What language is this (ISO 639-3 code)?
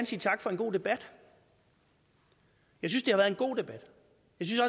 dan